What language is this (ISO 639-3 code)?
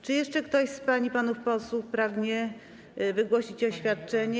pol